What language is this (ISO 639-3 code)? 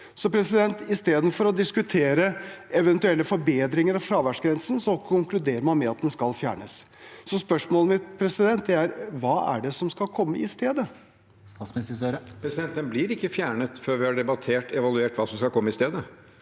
nor